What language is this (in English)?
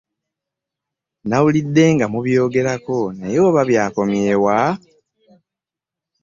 Ganda